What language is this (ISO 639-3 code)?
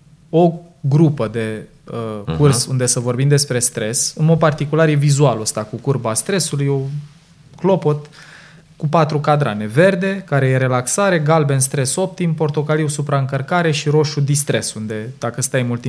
ron